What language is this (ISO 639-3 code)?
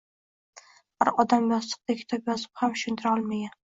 uzb